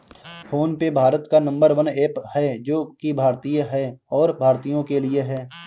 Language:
Hindi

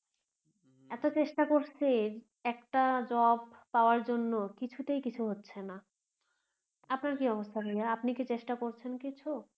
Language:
Bangla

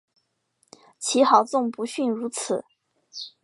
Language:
Chinese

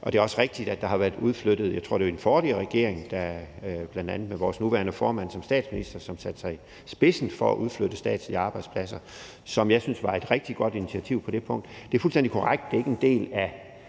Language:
Danish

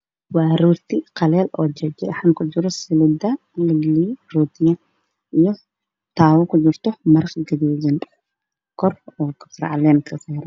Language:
Somali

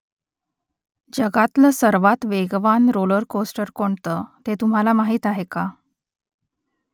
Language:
Marathi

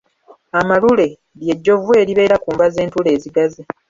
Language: Ganda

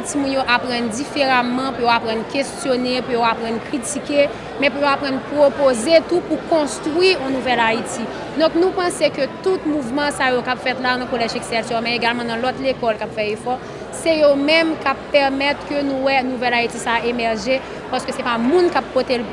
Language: French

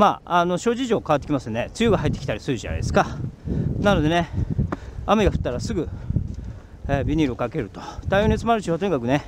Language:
Japanese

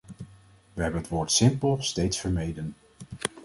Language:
Dutch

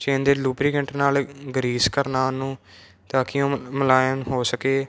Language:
Punjabi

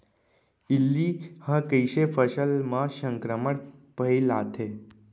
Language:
Chhattisgarhi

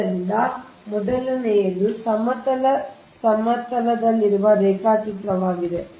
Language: Kannada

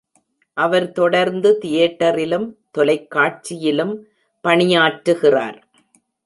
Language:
Tamil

